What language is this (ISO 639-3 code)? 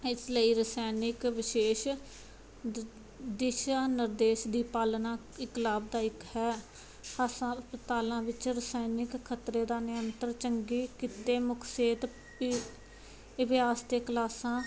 pan